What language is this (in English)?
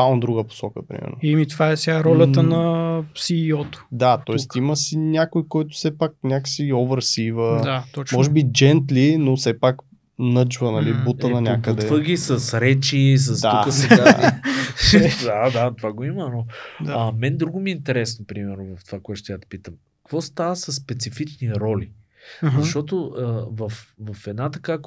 Bulgarian